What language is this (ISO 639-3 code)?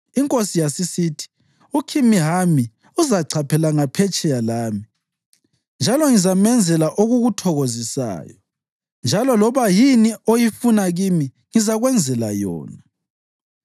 nde